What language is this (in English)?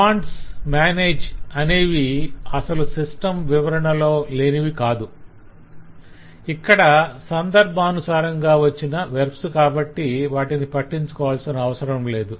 Telugu